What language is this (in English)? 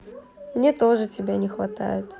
Russian